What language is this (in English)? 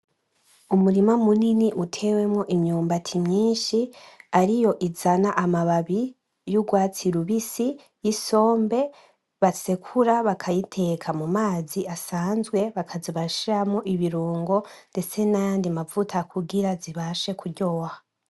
Rundi